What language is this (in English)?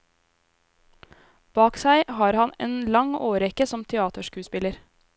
Norwegian